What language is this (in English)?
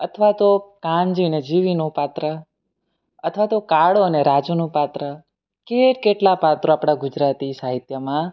Gujarati